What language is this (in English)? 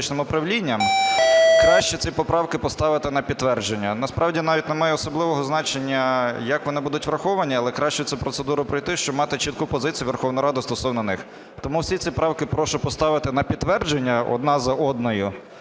Ukrainian